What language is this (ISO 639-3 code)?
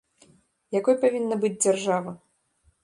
bel